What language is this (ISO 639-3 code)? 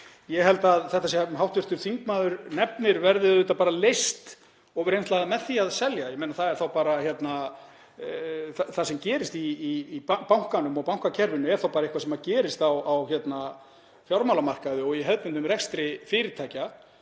isl